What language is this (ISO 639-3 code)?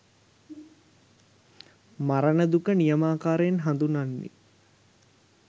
sin